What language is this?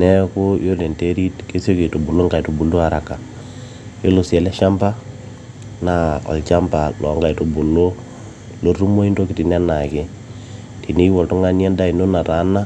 Masai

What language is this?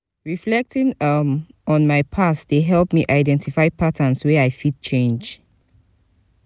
Nigerian Pidgin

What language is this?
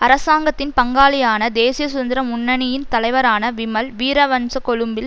Tamil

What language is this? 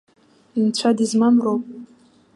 Abkhazian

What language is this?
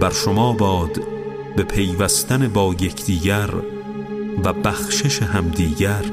Persian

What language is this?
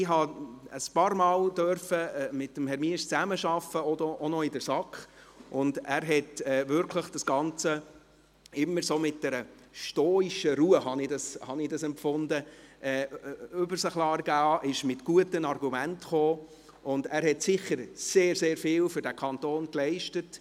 Swiss German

